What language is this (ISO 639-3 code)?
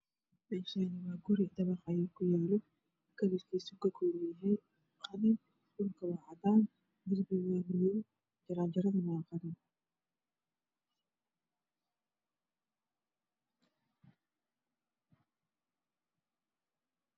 som